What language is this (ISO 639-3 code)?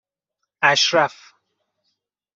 fas